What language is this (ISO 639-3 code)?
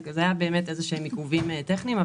heb